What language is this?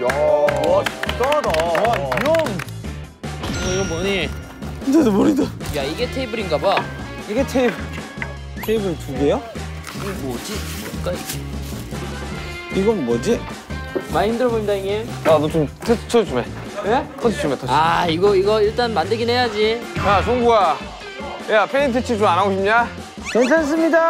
Korean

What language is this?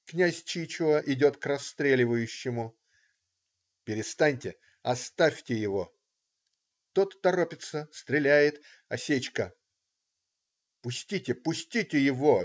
Russian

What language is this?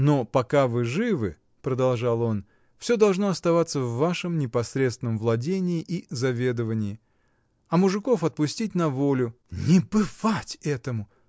Russian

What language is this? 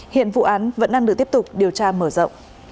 Vietnamese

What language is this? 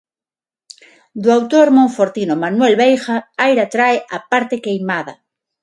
Galician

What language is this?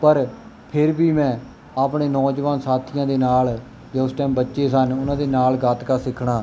Punjabi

